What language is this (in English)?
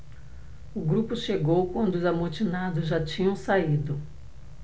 Portuguese